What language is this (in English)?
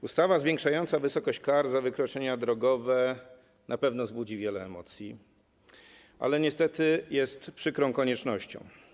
Polish